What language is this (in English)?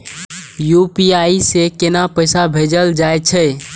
Maithili